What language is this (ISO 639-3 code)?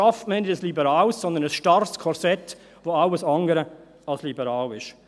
gsw